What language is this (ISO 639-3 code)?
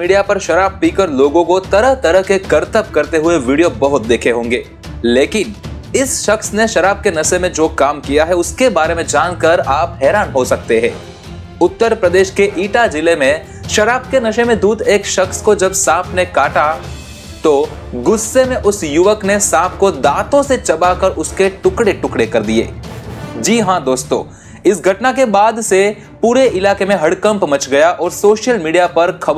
hin